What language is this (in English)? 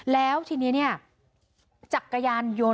Thai